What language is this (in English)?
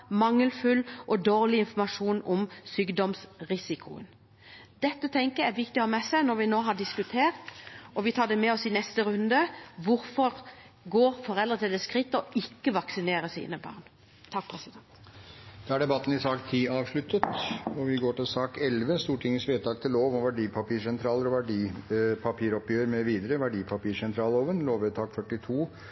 Norwegian Bokmål